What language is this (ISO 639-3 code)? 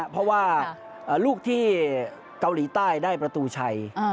tha